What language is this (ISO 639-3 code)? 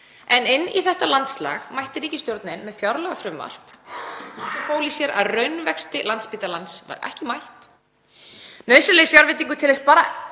isl